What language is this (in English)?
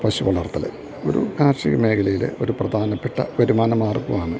Malayalam